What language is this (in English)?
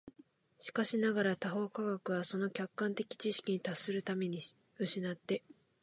Japanese